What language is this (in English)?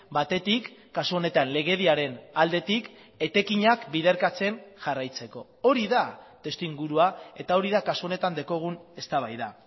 Basque